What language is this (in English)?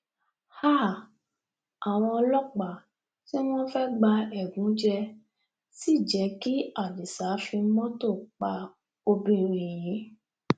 Yoruba